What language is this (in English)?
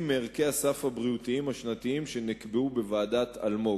Hebrew